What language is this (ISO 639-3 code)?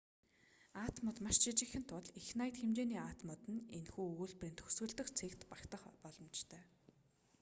mon